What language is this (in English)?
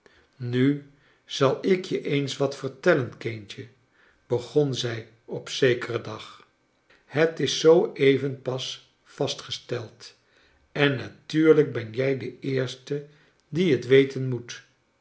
Dutch